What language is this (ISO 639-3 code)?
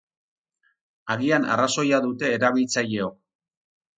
eus